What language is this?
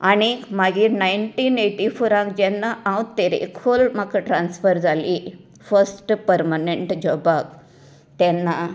Konkani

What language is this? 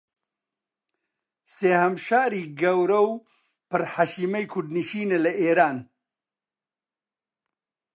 Central Kurdish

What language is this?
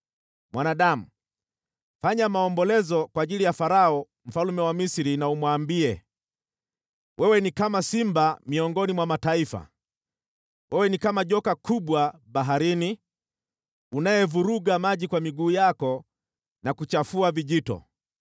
Swahili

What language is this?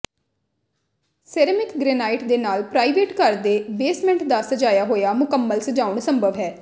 Punjabi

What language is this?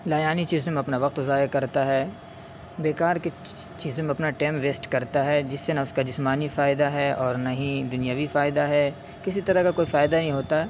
Urdu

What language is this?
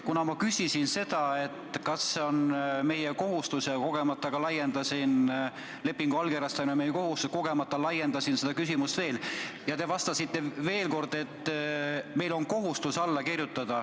Estonian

